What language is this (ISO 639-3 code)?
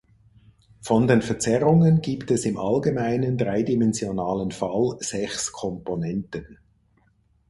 deu